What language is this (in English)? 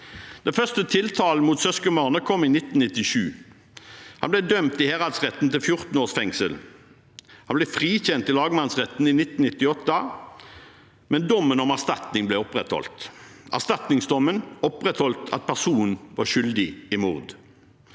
Norwegian